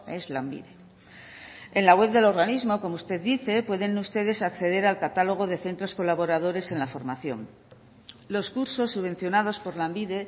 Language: Spanish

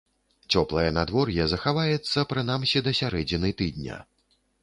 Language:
Belarusian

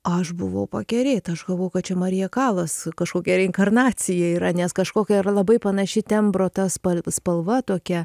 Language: Lithuanian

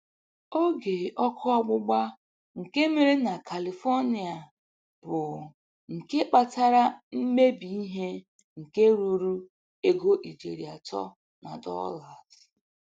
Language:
Igbo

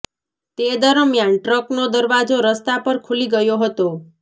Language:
Gujarati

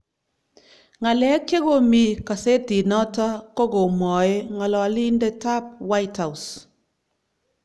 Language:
Kalenjin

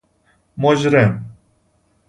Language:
Persian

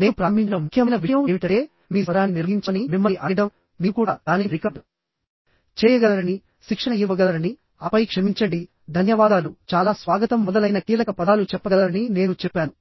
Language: Telugu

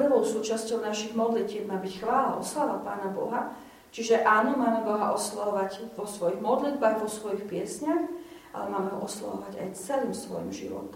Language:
Slovak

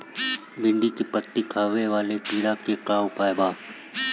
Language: Bhojpuri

